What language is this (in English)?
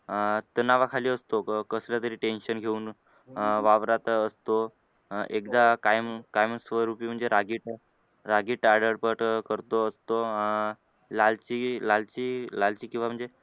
Marathi